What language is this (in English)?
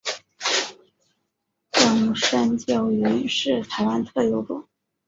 Chinese